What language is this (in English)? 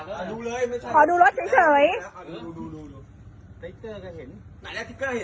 Thai